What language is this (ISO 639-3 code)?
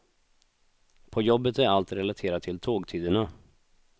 swe